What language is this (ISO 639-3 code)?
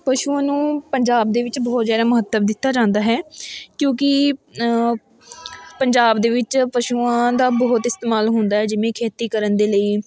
pan